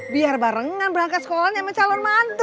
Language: Indonesian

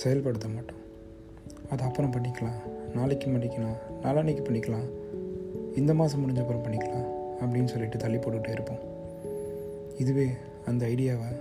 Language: Tamil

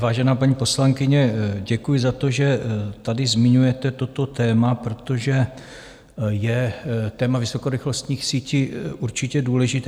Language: Czech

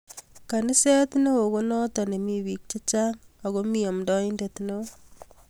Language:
Kalenjin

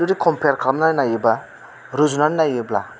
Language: Bodo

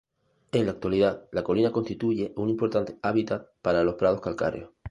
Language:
Spanish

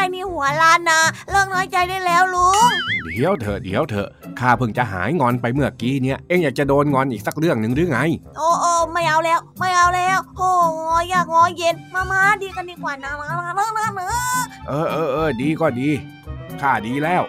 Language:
Thai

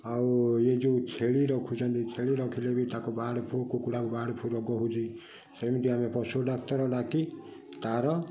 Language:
Odia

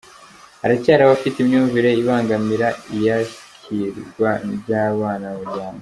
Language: Kinyarwanda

